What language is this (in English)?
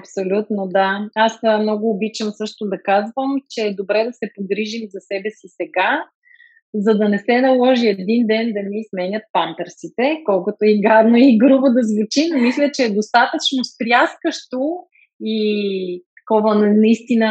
Bulgarian